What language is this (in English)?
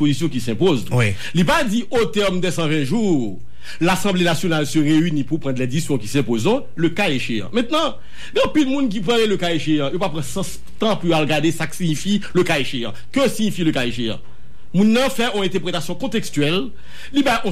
French